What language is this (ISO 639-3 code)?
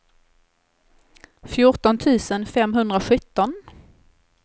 swe